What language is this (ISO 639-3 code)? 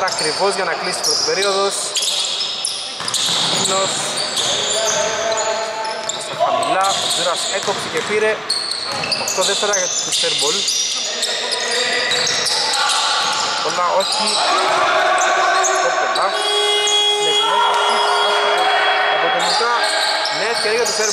ell